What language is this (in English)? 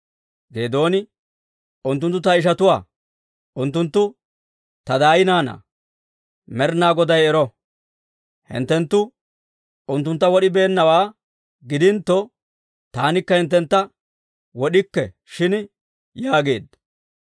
Dawro